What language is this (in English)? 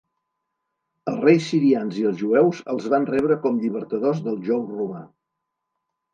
Catalan